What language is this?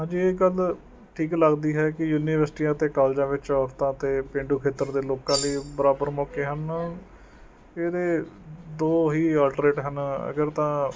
Punjabi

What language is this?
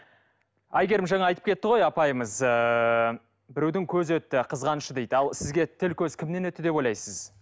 Kazakh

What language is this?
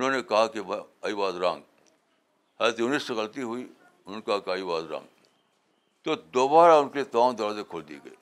Urdu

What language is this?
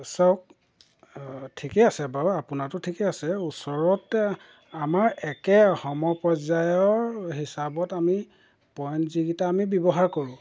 Assamese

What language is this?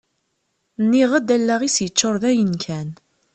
Kabyle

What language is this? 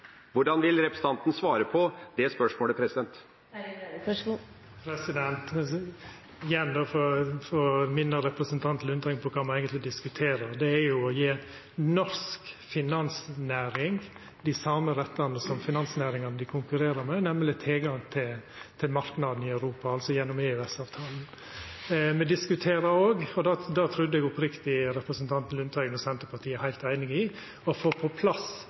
Norwegian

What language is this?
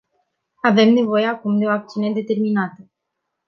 Romanian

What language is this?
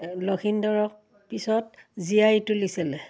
Assamese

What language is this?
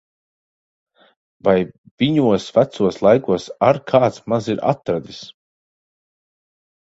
Latvian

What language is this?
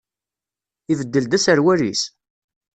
Kabyle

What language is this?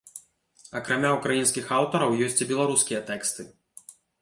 Belarusian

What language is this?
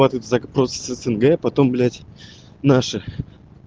Russian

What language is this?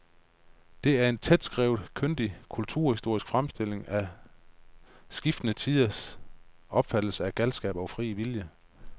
Danish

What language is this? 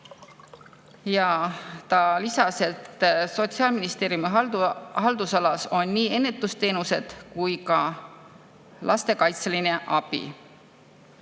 Estonian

